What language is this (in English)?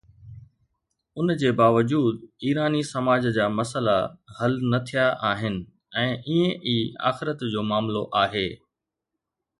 Sindhi